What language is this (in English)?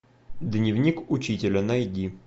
Russian